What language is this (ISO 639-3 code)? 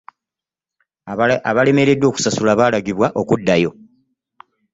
lug